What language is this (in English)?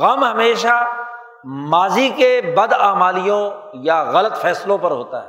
Urdu